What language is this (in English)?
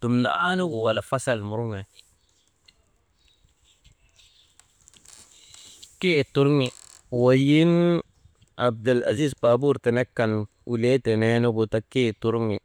Maba